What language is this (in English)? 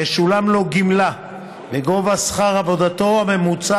Hebrew